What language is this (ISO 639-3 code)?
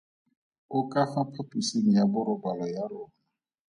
tsn